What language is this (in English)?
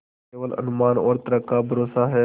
Hindi